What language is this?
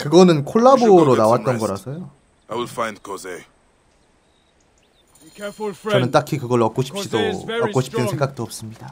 Korean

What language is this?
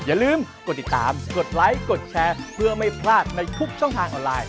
Thai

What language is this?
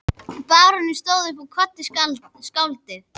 Icelandic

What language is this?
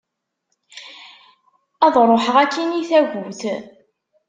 Kabyle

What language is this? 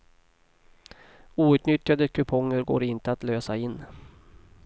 Swedish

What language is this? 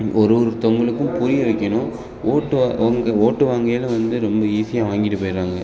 Tamil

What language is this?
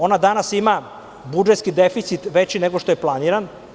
Serbian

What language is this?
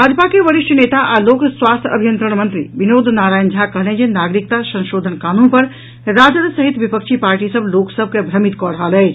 Maithili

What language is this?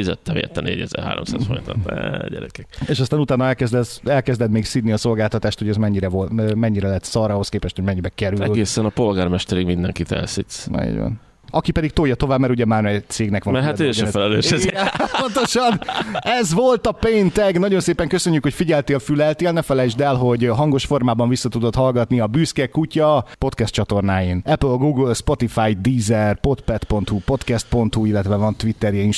Hungarian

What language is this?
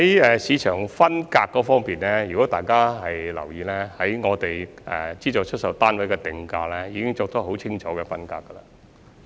Cantonese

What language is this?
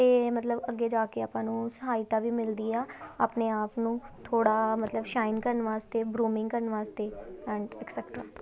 Punjabi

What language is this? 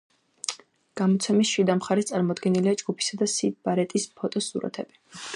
Georgian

